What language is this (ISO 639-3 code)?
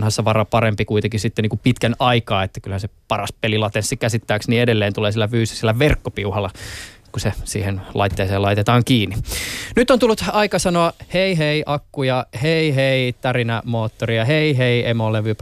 fin